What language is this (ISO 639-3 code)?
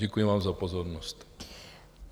ces